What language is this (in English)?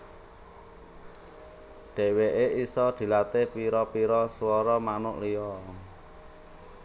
Javanese